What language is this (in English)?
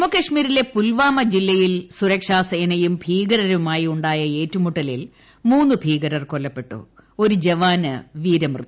Malayalam